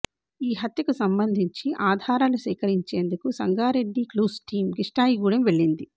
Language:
Telugu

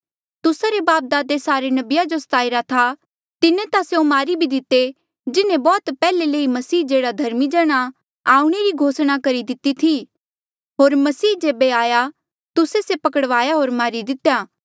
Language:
Mandeali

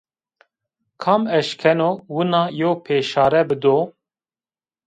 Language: Zaza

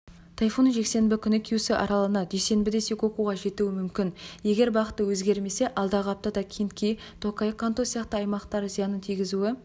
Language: Kazakh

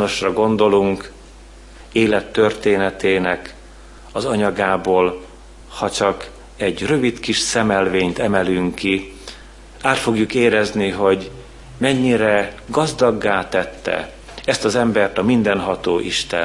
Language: Hungarian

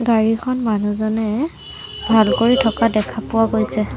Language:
Assamese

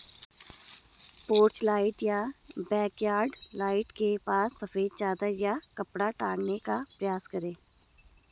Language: Hindi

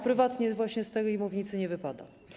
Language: Polish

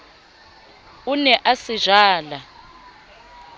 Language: Southern Sotho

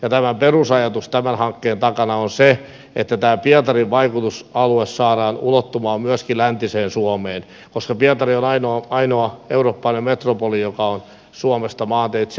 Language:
Finnish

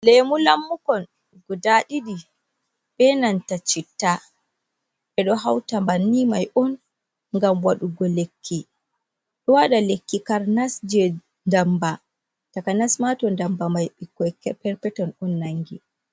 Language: Fula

